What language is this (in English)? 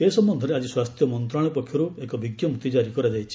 Odia